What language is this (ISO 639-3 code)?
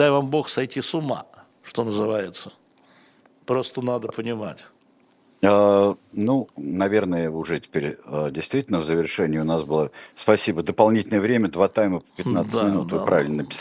rus